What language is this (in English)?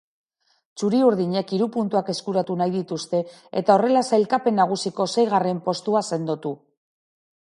Basque